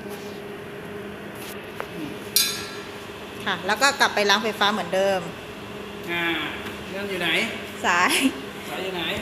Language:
Thai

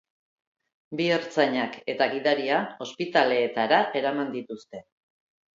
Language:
Basque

